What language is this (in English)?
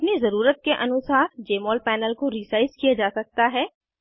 Hindi